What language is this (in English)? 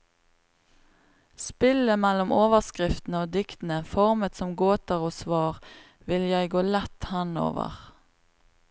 Norwegian